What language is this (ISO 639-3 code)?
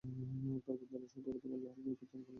ben